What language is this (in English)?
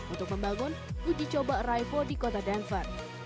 Indonesian